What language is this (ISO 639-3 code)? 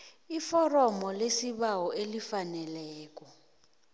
nbl